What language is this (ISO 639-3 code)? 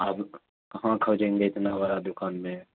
urd